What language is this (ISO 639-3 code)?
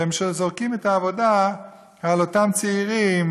heb